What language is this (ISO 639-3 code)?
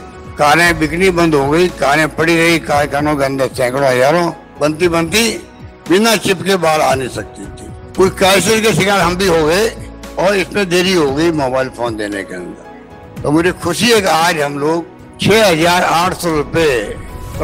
hin